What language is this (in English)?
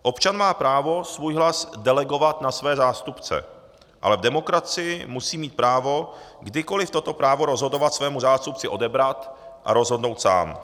Czech